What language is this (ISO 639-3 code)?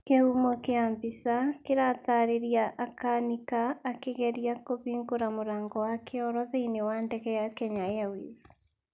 kik